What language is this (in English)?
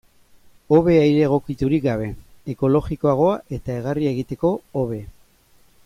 Basque